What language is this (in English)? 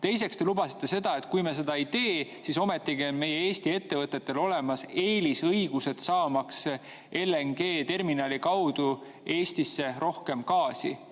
Estonian